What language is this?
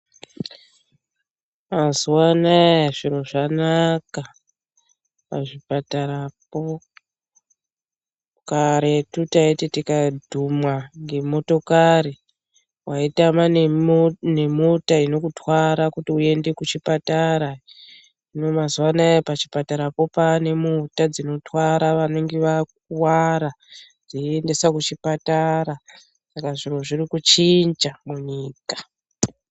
Ndau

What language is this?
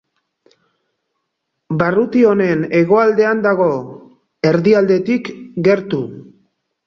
Basque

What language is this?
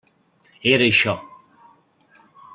Catalan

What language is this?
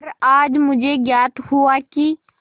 Hindi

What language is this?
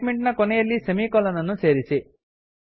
Kannada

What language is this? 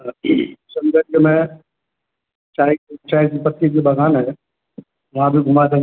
Urdu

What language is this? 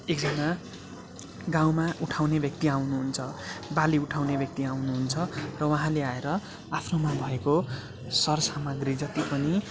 Nepali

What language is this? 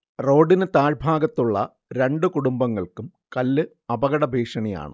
Malayalam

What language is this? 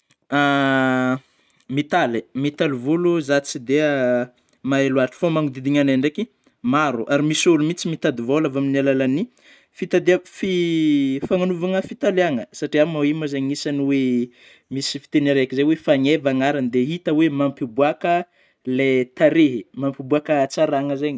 Northern Betsimisaraka Malagasy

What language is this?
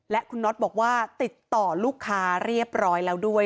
Thai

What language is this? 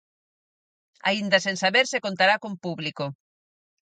Galician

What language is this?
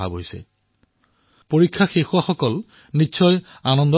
Assamese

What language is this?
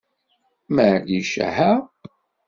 Kabyle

